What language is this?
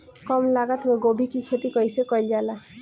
Bhojpuri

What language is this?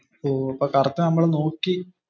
Malayalam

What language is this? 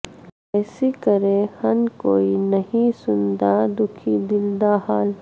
Urdu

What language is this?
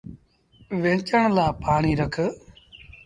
Sindhi Bhil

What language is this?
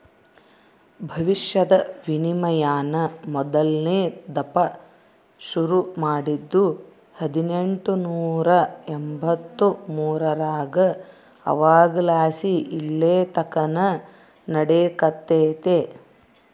Kannada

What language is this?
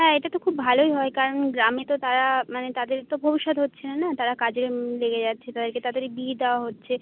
Bangla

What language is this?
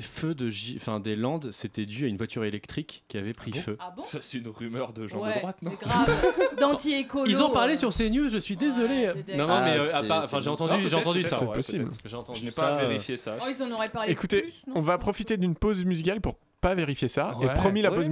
French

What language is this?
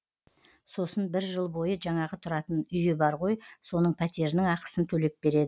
Kazakh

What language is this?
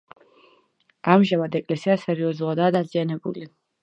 Georgian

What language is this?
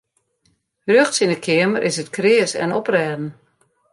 Western Frisian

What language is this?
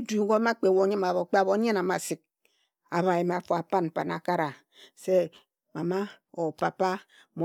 Ejagham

